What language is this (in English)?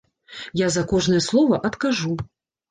Belarusian